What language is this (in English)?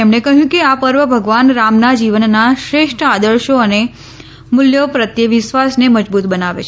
Gujarati